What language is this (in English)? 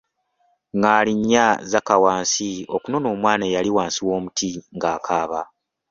Ganda